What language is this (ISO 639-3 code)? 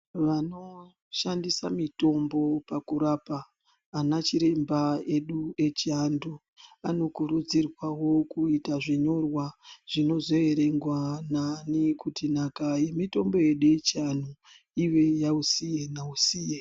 ndc